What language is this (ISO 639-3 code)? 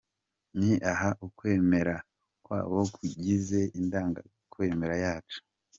kin